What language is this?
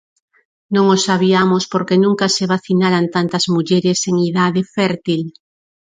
Galician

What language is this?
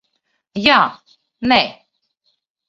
Latvian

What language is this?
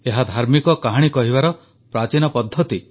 Odia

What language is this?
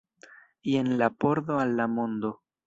Esperanto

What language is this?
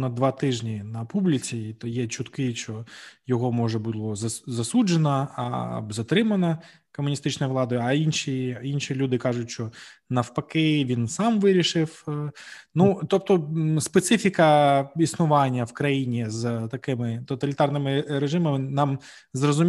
Ukrainian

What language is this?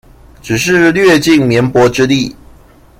Chinese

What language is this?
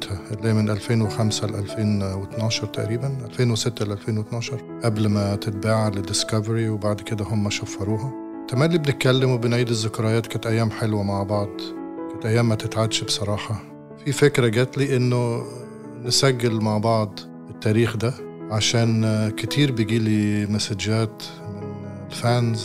Arabic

